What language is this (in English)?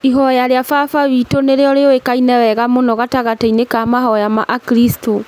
Kikuyu